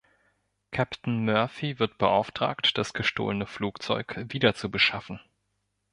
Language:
German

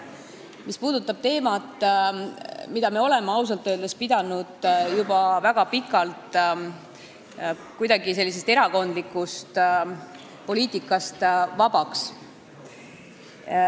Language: Estonian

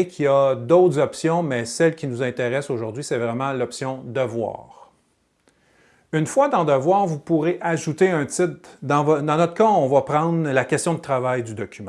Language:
French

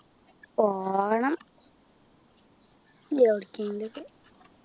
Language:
Malayalam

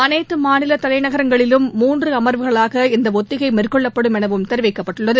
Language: Tamil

